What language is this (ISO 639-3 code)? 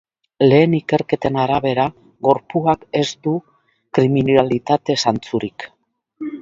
eus